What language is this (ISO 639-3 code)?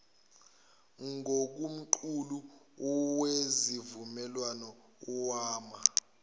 zul